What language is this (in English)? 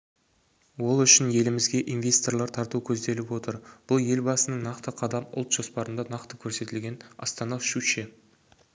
Kazakh